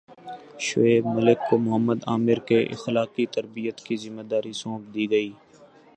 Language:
Urdu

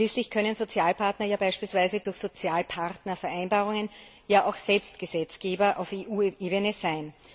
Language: German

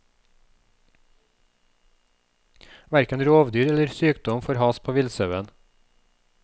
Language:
Norwegian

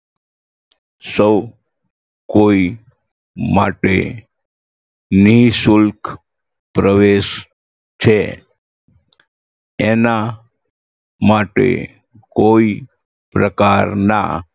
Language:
Gujarati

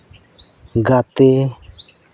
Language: Santali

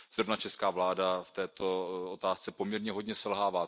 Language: Czech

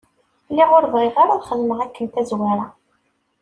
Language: Kabyle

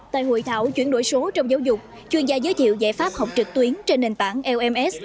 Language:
Vietnamese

